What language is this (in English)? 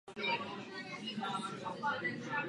Czech